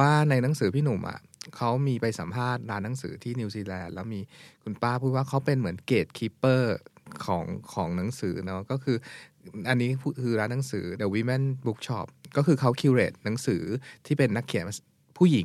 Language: Thai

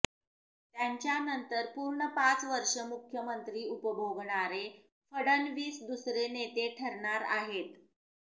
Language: Marathi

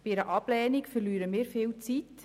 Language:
Swiss German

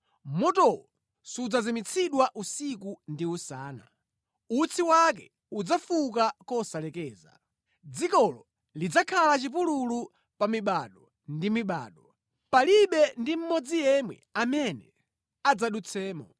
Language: Nyanja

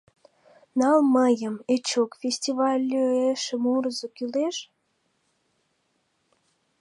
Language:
Mari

